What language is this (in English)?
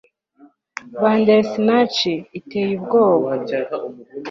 Kinyarwanda